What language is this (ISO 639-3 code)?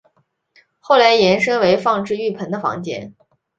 zho